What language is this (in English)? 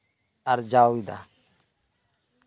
Santali